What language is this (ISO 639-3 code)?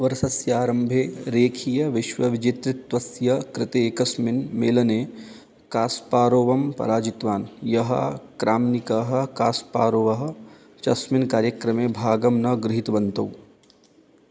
san